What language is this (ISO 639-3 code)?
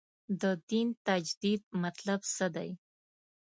pus